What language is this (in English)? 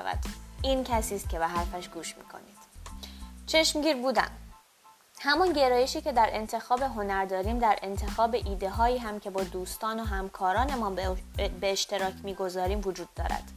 Persian